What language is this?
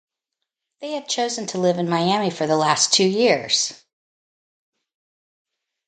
English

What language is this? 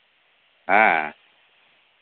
Santali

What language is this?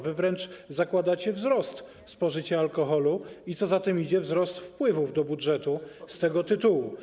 Polish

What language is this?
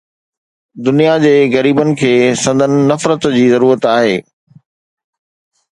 Sindhi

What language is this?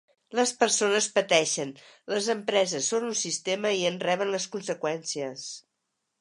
Catalan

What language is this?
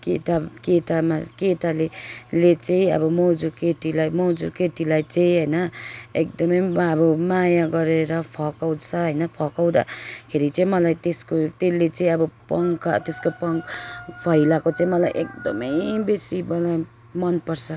Nepali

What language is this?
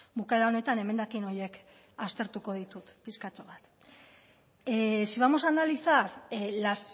Basque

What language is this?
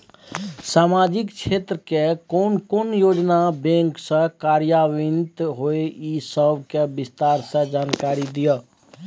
Maithili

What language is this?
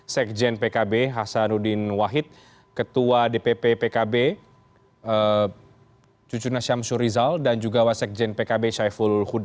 Indonesian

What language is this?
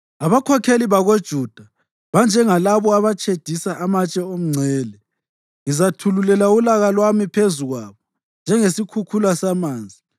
North Ndebele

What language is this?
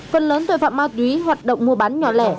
Vietnamese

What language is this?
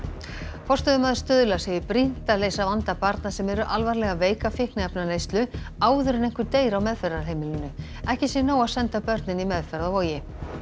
Icelandic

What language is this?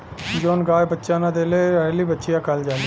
Bhojpuri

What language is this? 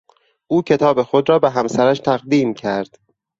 Persian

